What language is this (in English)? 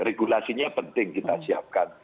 Indonesian